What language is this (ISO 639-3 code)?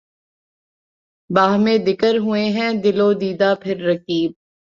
urd